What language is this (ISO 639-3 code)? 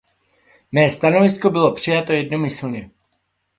ces